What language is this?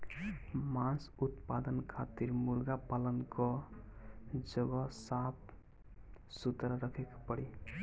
Bhojpuri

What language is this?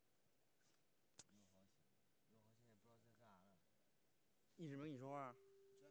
Chinese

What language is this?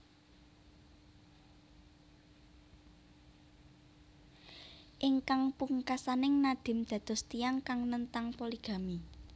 Javanese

